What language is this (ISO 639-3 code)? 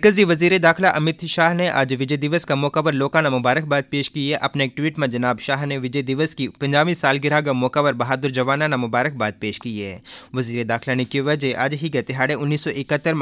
hin